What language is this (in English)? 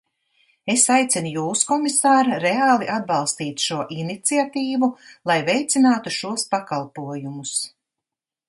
Latvian